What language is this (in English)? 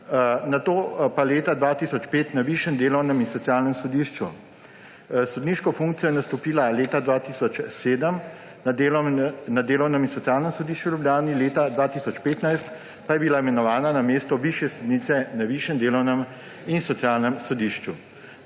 Slovenian